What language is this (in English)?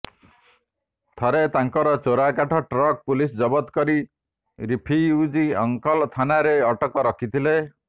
Odia